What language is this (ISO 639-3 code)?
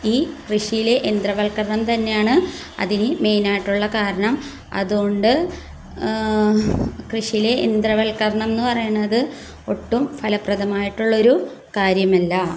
mal